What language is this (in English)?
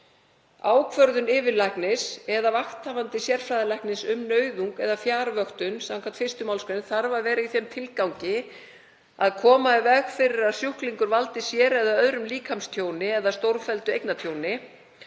Icelandic